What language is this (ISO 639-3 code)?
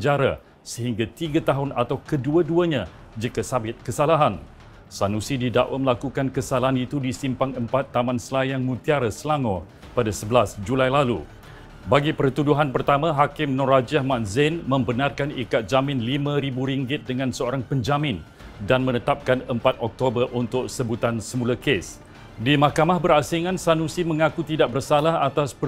msa